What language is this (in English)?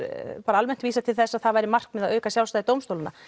Icelandic